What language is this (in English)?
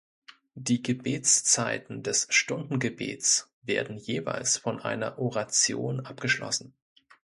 German